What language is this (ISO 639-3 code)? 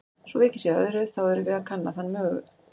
isl